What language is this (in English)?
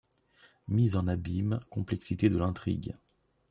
French